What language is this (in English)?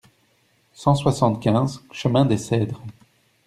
French